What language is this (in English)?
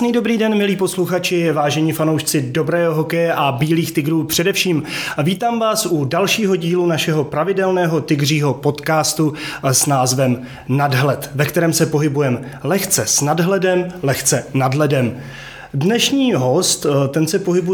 Czech